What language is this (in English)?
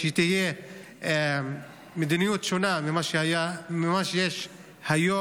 Hebrew